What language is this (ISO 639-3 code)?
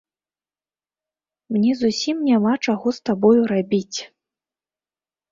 bel